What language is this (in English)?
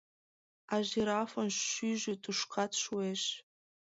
Mari